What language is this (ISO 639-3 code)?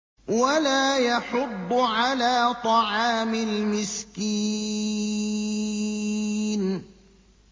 ara